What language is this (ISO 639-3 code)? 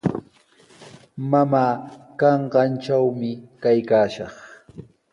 qws